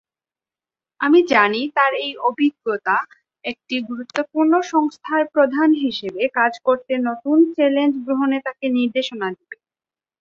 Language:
Bangla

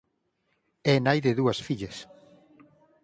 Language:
Galician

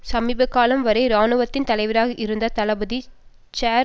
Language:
Tamil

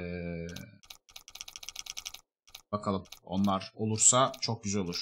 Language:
Turkish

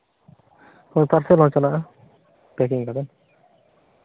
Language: Santali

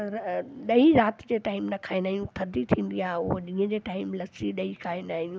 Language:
Sindhi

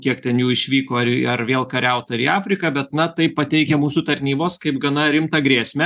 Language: Lithuanian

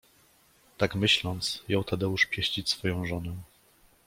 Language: Polish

